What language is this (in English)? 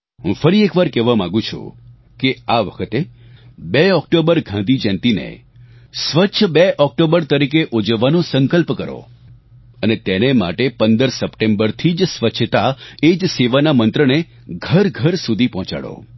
Gujarati